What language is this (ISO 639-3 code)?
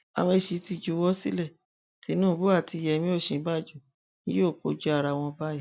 yor